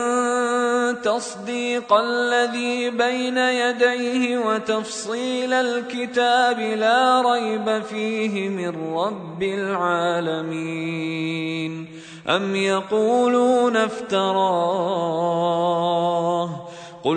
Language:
Arabic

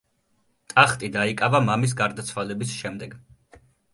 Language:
Georgian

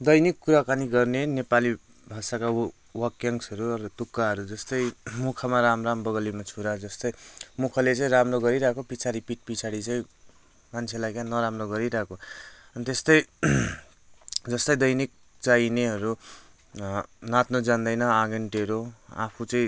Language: Nepali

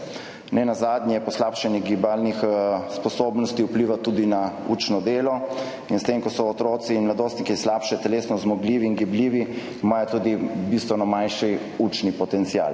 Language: Slovenian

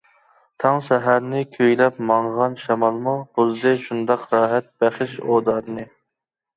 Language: Uyghur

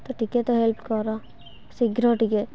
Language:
Odia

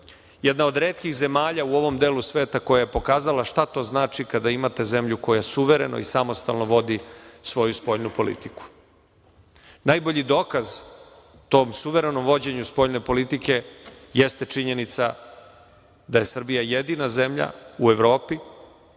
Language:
Serbian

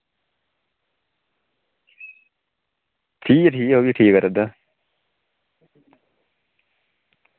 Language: Dogri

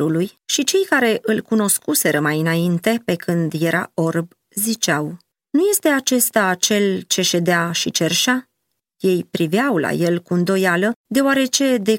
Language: Romanian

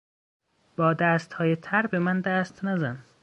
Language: Persian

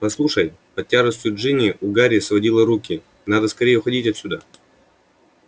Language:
Russian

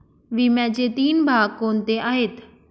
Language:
Marathi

